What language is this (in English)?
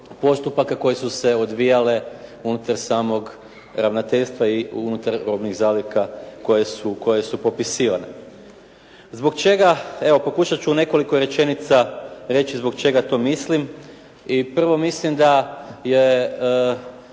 Croatian